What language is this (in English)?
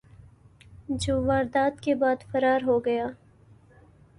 Urdu